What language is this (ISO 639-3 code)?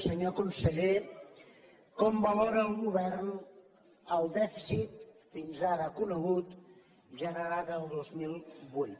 cat